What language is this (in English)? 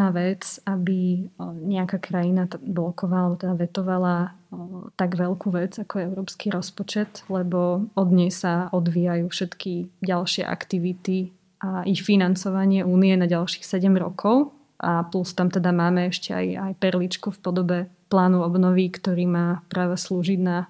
Slovak